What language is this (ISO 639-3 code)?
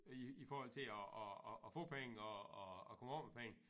dan